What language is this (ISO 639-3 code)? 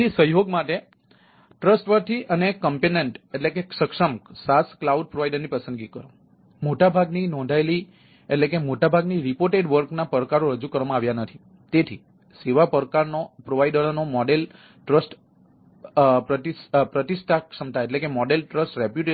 guj